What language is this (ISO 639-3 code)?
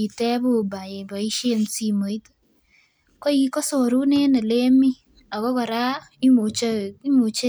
kln